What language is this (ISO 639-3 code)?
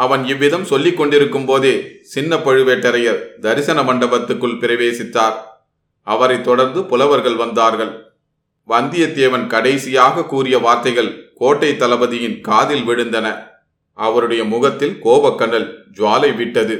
tam